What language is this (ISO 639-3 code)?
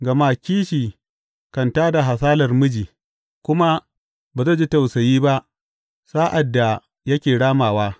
hau